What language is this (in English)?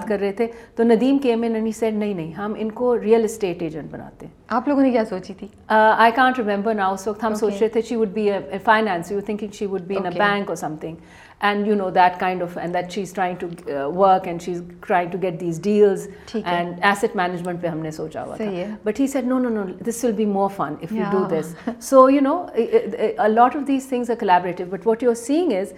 Urdu